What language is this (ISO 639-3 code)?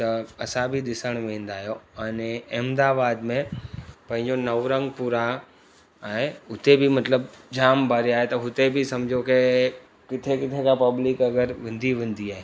snd